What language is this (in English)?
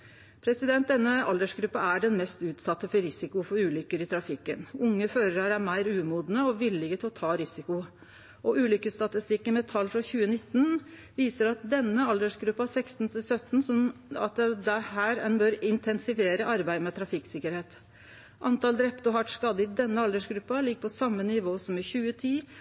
Norwegian Nynorsk